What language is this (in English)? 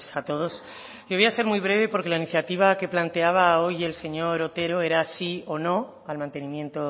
Spanish